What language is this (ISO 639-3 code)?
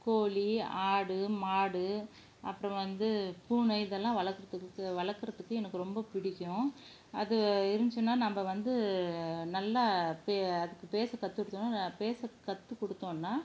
tam